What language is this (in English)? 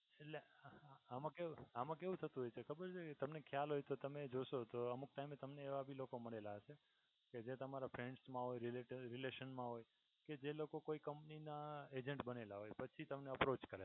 Gujarati